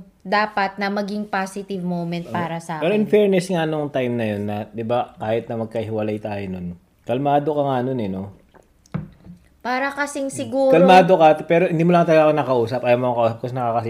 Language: Filipino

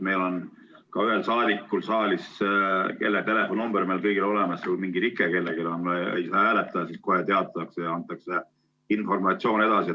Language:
Estonian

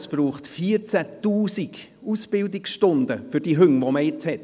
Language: Swiss German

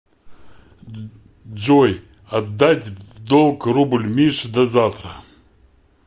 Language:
Russian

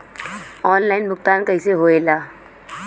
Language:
Bhojpuri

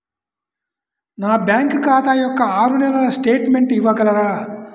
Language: Telugu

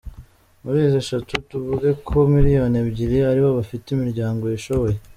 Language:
Kinyarwanda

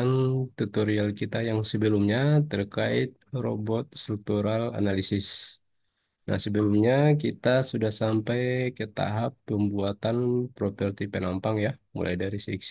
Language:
Indonesian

